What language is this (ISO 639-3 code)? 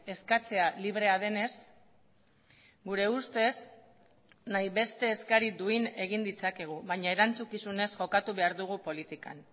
eus